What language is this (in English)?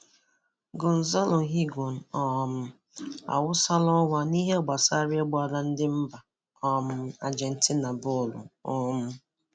Igbo